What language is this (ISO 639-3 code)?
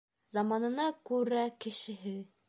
bak